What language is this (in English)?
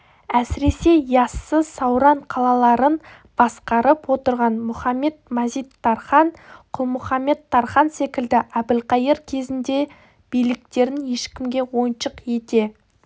Kazakh